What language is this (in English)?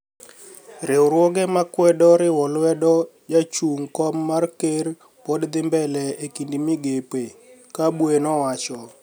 Luo (Kenya and Tanzania)